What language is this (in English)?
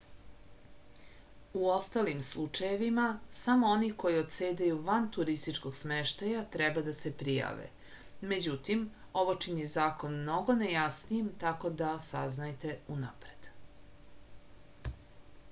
Serbian